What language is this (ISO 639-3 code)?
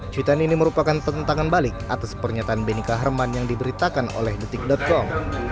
ind